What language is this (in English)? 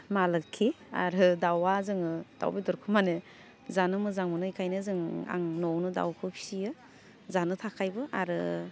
Bodo